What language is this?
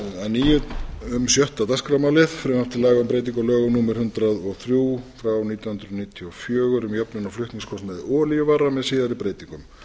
Icelandic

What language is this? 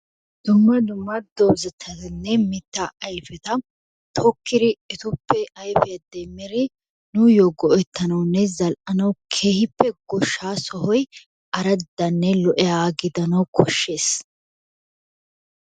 Wolaytta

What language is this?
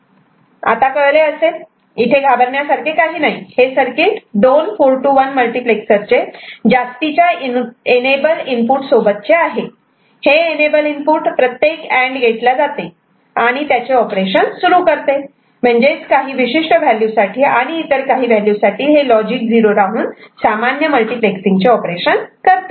Marathi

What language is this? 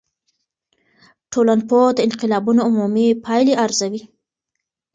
Pashto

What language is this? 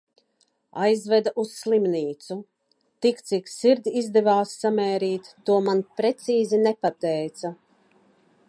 Latvian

